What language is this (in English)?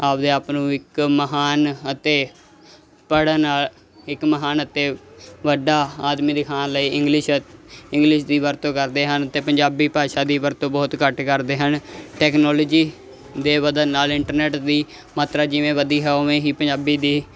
Punjabi